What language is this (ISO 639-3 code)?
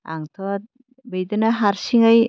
brx